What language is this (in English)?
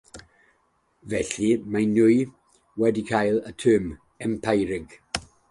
Welsh